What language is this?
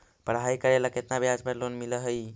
Magahi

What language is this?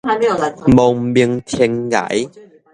Min Nan Chinese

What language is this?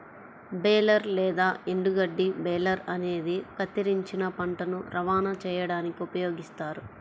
Telugu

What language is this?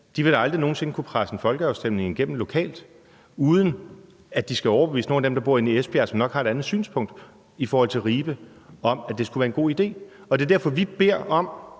Danish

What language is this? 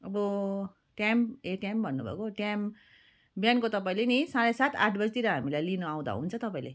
Nepali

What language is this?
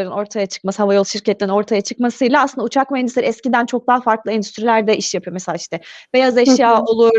Turkish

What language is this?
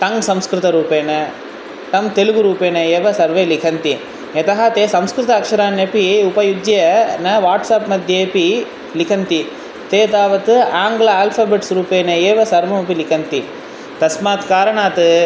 Sanskrit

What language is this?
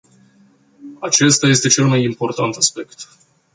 Romanian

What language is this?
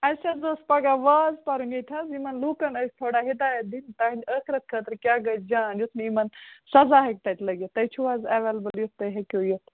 Kashmiri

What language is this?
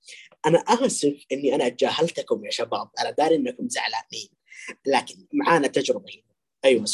Arabic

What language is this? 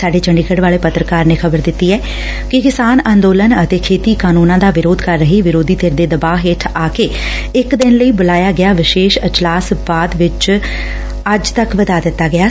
Punjabi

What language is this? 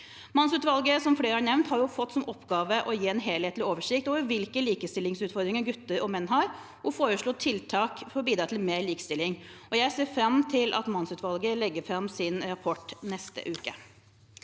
Norwegian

